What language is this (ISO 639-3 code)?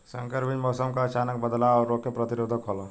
bho